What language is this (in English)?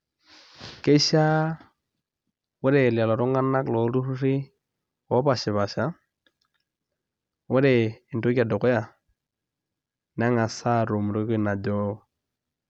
Masai